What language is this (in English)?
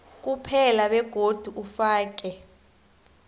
South Ndebele